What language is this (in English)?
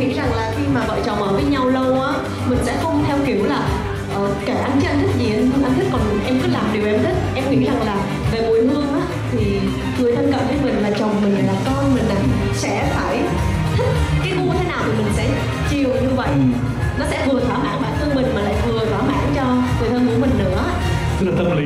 Vietnamese